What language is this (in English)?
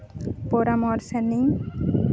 Santali